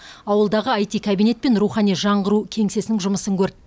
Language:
Kazakh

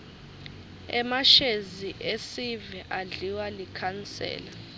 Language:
Swati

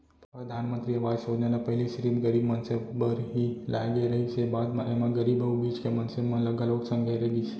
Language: Chhattisgarhi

